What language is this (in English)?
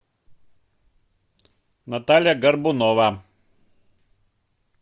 Russian